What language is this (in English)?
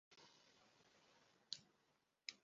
Ganda